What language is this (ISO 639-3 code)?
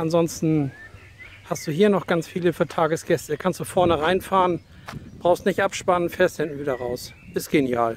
deu